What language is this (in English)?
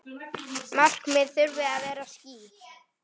Icelandic